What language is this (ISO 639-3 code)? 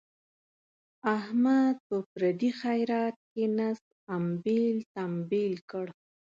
pus